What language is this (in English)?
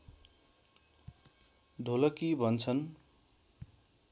Nepali